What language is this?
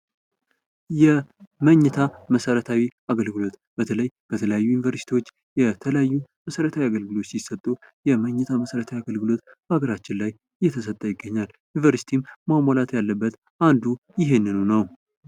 Amharic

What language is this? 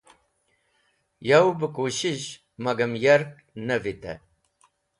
Wakhi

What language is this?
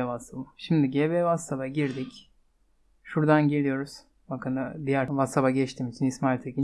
Turkish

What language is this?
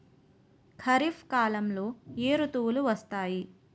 Telugu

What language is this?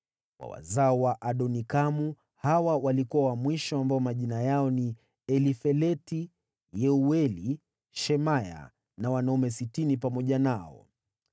Swahili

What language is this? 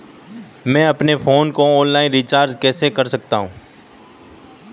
Hindi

